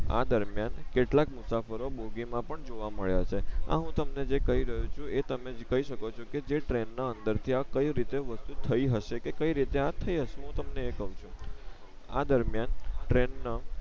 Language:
Gujarati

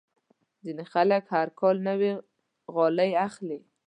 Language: Pashto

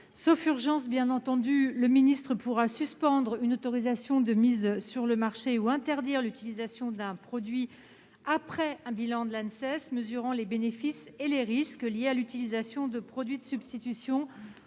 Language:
French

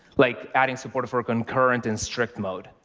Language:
English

